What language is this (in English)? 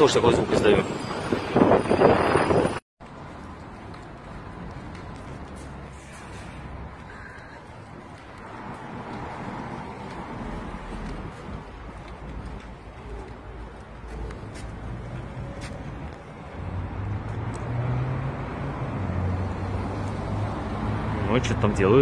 Russian